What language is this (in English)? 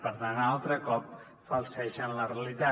Catalan